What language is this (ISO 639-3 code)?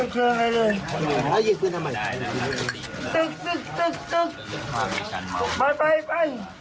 tha